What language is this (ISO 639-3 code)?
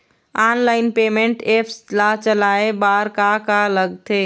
hne